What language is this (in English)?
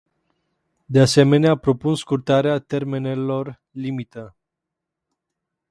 Romanian